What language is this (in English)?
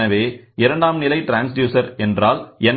Tamil